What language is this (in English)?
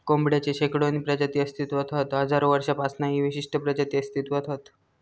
Marathi